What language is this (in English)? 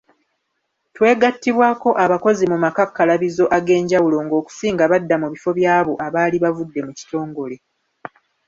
Ganda